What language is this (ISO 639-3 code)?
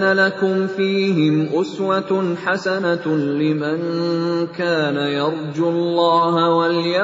ara